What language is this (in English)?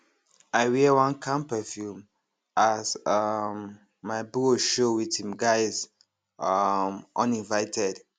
Nigerian Pidgin